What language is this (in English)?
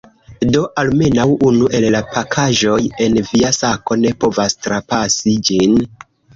Esperanto